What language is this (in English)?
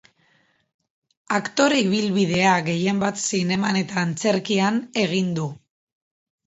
Basque